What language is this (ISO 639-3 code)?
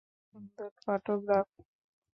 ben